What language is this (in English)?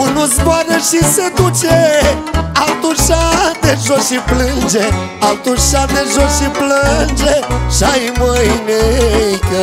Romanian